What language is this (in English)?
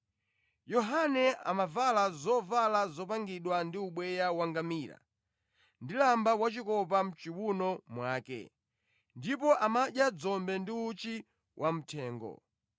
Nyanja